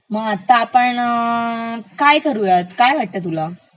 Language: Marathi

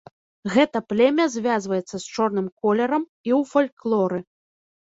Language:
Belarusian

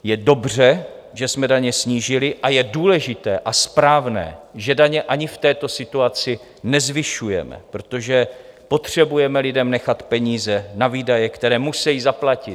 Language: Czech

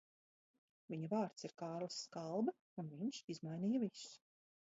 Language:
Latvian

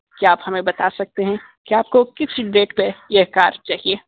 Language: Hindi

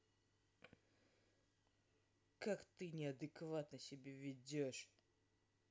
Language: Russian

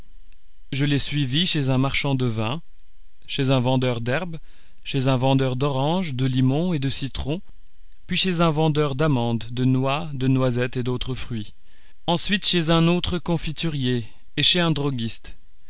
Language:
French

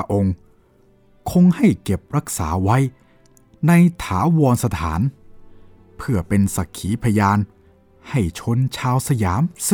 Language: Thai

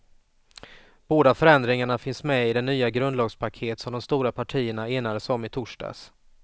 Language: Swedish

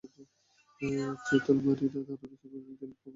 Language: Bangla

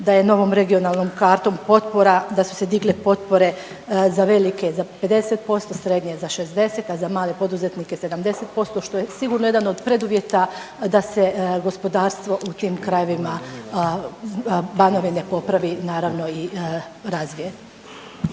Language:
Croatian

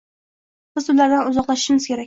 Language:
Uzbek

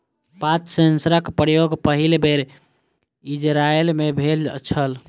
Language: Maithili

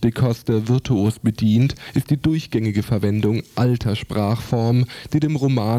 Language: German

